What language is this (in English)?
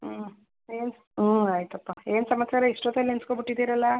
Kannada